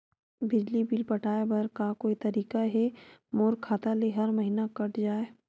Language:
Chhattisgarhi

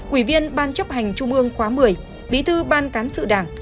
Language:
Vietnamese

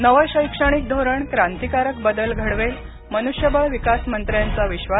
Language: Marathi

